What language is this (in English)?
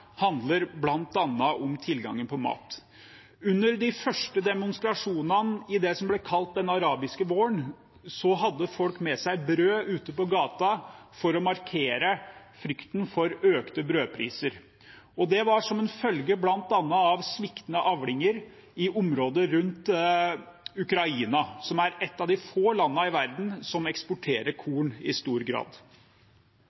Norwegian Bokmål